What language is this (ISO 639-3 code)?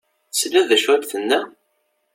kab